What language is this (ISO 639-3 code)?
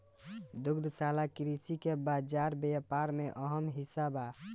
bho